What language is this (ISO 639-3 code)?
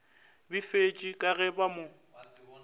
nso